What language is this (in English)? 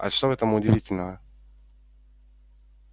Russian